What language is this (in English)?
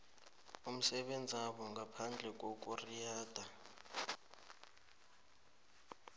South Ndebele